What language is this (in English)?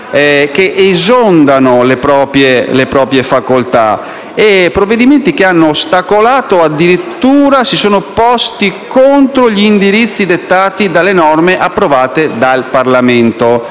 Italian